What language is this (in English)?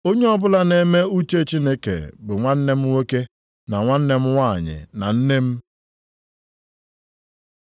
Igbo